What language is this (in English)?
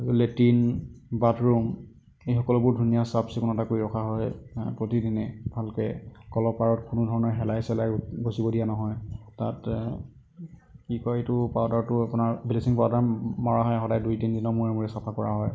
Assamese